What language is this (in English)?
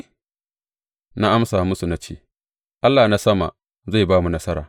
Hausa